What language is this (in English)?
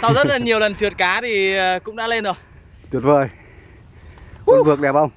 Vietnamese